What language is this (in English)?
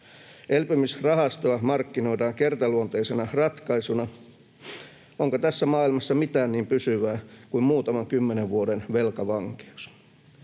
Finnish